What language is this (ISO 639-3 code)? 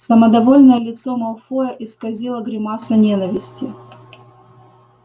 rus